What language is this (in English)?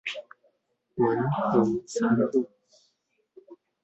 Chinese